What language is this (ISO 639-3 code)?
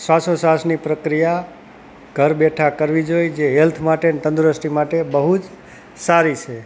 guj